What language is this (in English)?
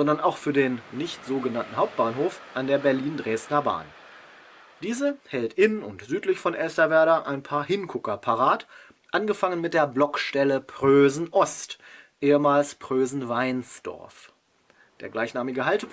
German